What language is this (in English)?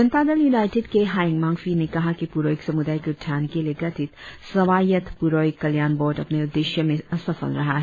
Hindi